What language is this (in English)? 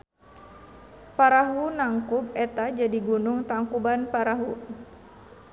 Sundanese